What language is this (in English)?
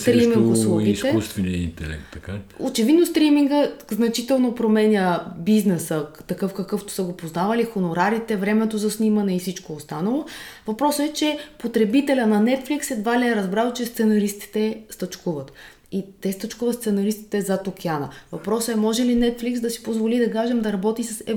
Bulgarian